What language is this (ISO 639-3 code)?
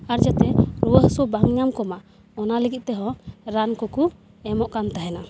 sat